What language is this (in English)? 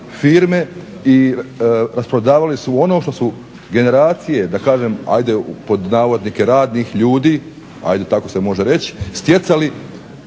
Croatian